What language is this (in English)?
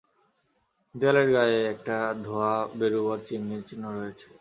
Bangla